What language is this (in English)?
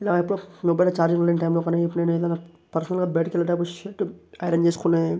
Telugu